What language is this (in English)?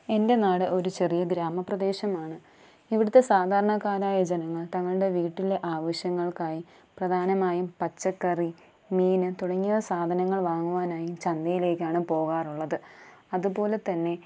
Malayalam